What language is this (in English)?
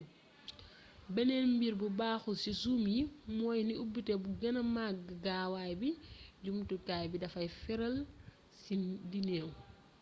Wolof